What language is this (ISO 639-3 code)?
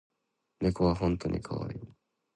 jpn